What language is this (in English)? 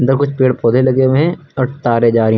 Hindi